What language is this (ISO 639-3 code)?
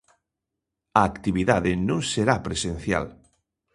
glg